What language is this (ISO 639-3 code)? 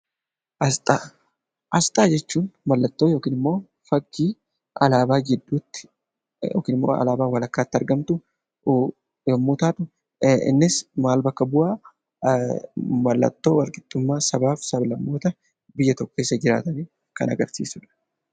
orm